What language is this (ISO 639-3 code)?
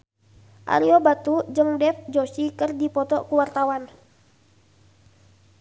sun